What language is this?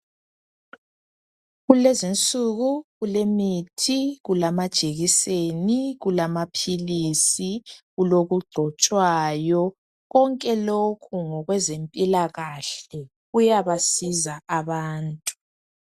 North Ndebele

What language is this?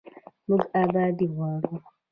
Pashto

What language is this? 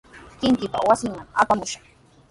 Sihuas Ancash Quechua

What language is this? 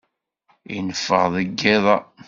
Kabyle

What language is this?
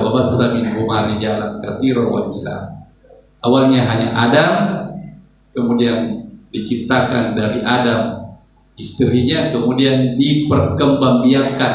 Indonesian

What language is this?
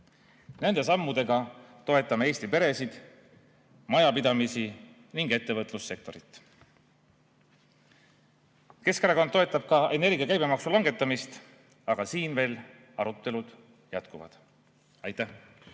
Estonian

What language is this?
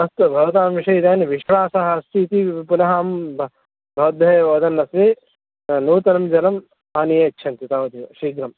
Sanskrit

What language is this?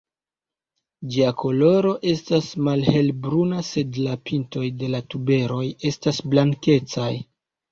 Esperanto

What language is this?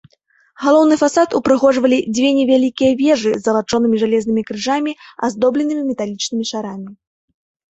Belarusian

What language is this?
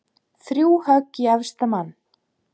Icelandic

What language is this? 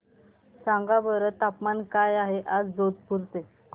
Marathi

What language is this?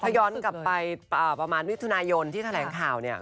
Thai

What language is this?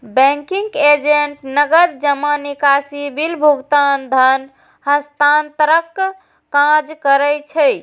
Maithili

